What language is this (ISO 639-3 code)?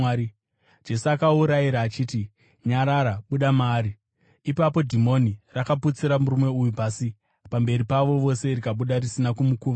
sna